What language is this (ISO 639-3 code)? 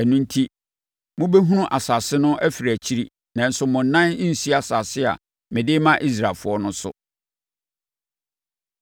aka